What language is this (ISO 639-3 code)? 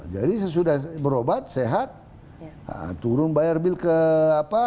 ind